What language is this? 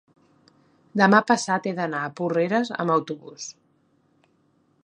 Catalan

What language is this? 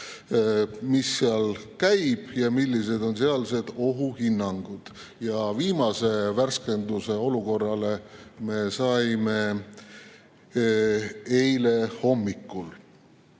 Estonian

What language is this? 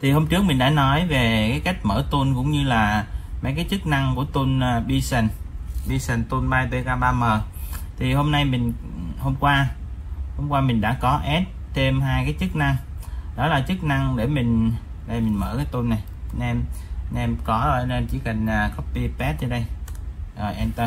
Vietnamese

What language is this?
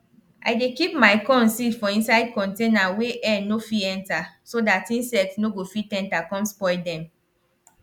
Nigerian Pidgin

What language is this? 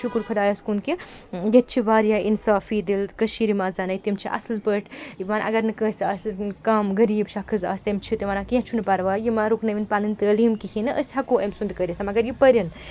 Kashmiri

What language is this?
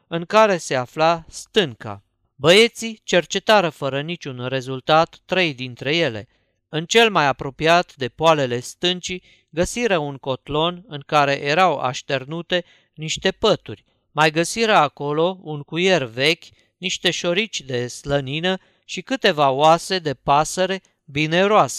Romanian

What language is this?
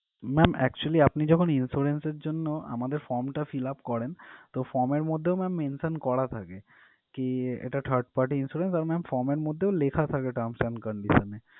Bangla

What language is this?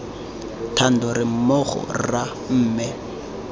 Tswana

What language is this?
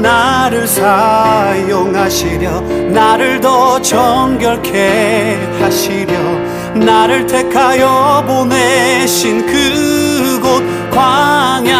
Korean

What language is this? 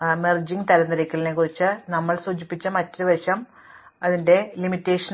Malayalam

